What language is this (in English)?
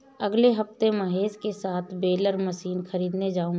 Hindi